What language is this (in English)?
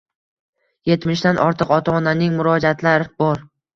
Uzbek